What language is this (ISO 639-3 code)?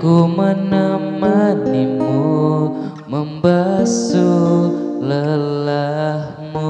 ind